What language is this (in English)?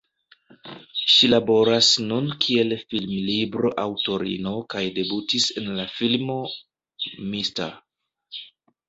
Esperanto